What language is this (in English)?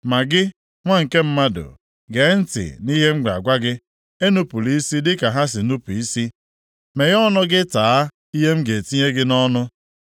Igbo